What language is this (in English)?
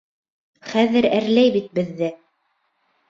Bashkir